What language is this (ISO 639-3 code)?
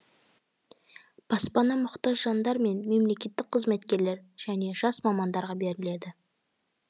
kaz